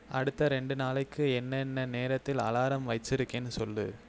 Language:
Tamil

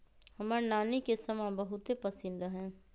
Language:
Magahi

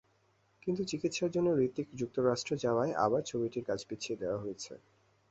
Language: Bangla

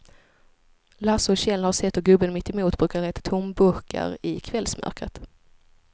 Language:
Swedish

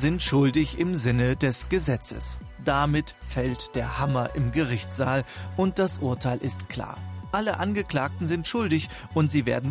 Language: German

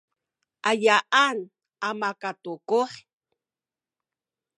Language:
Sakizaya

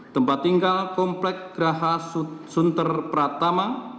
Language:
Indonesian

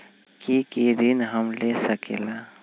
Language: Magahi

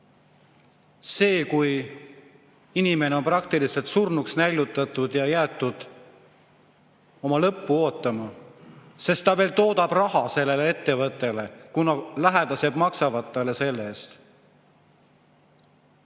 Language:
Estonian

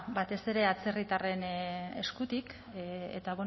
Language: Basque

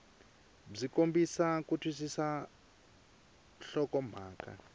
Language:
Tsonga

